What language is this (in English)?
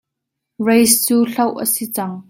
Hakha Chin